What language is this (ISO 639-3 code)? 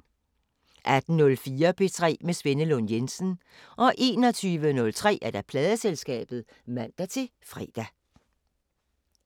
dan